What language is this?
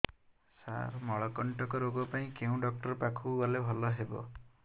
Odia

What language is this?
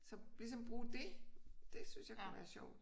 Danish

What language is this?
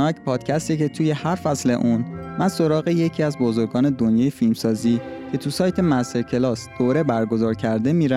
Persian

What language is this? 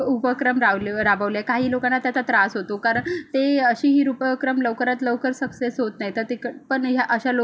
Marathi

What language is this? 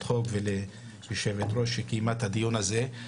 Hebrew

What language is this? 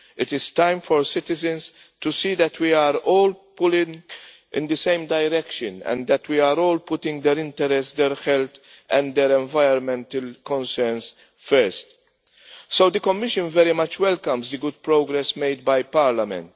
English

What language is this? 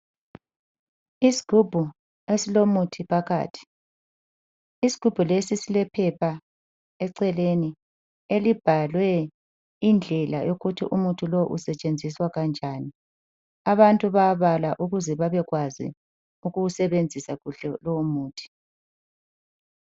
North Ndebele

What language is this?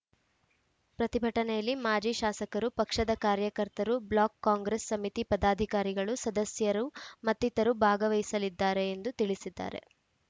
Kannada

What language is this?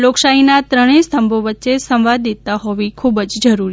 Gujarati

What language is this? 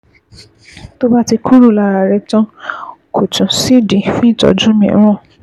Yoruba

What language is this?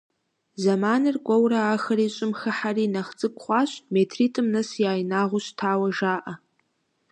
Kabardian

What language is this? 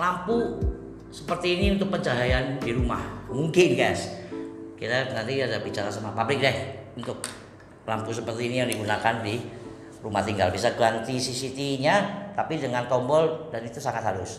Indonesian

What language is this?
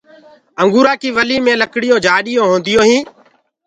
Gurgula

